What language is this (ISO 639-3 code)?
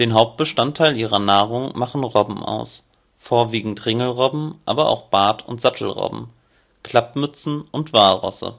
deu